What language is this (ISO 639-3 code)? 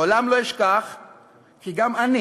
heb